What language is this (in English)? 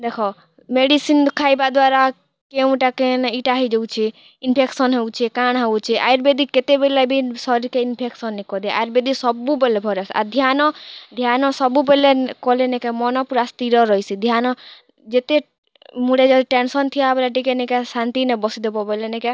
Odia